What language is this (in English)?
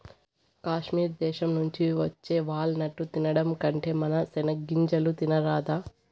Telugu